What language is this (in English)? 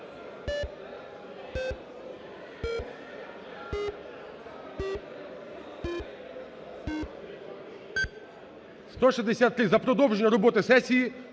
Ukrainian